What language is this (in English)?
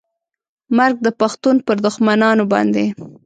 Pashto